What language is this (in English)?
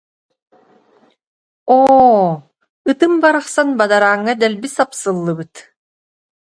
Yakut